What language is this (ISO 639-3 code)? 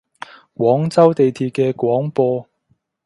yue